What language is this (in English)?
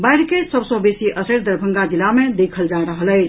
Maithili